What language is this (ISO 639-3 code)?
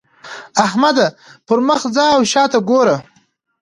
pus